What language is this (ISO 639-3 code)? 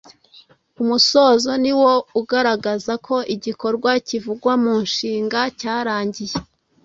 kin